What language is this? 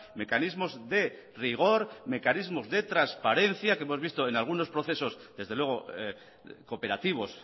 Spanish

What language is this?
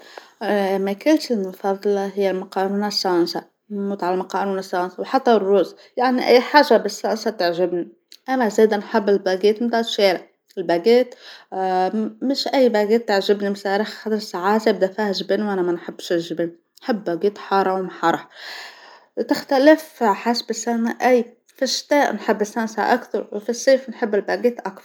Tunisian Arabic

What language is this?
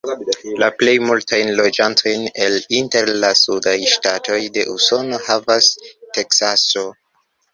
Esperanto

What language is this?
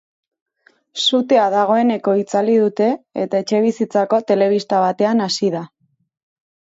Basque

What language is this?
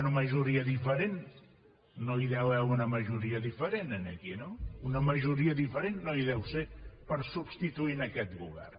Catalan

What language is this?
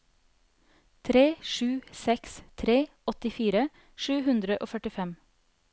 Norwegian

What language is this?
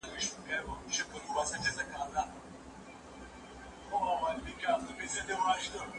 Pashto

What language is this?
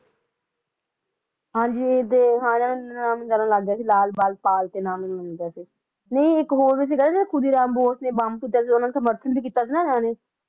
Punjabi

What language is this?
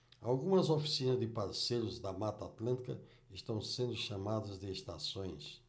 Portuguese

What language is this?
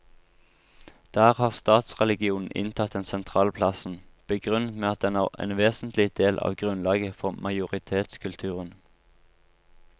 Norwegian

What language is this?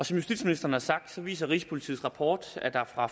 Danish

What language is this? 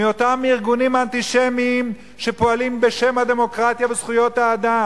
Hebrew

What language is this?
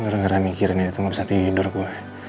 Indonesian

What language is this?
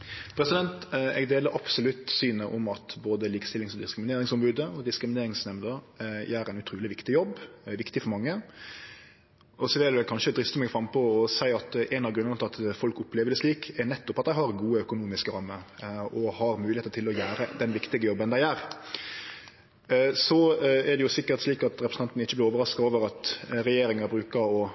Norwegian Nynorsk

